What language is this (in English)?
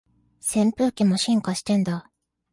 Japanese